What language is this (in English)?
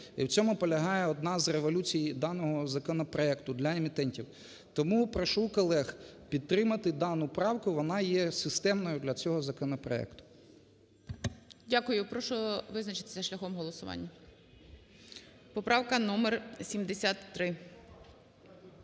Ukrainian